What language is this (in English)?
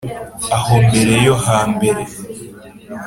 Kinyarwanda